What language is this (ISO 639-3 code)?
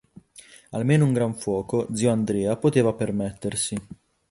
ita